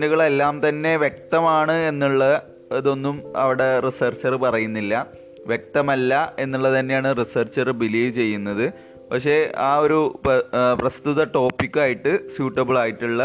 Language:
Malayalam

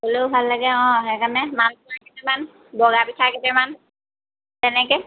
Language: Assamese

